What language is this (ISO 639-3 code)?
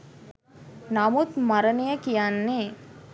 sin